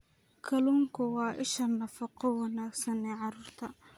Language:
Somali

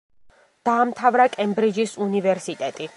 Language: Georgian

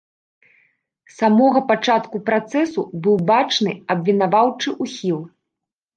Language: Belarusian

